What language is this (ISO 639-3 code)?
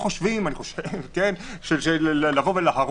heb